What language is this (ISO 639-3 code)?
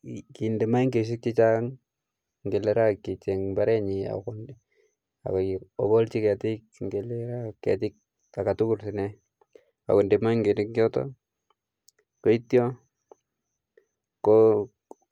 kln